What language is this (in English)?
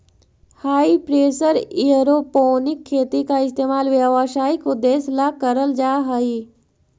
Magahi